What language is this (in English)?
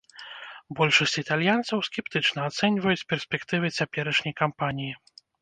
Belarusian